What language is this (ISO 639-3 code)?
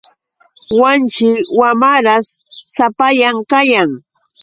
qux